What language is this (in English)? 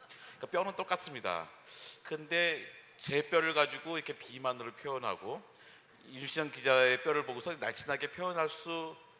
Korean